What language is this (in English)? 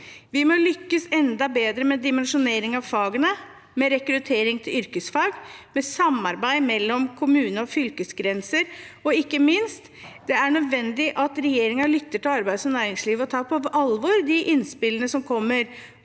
Norwegian